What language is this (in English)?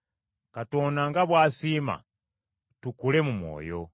Ganda